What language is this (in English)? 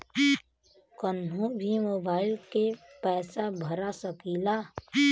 Bhojpuri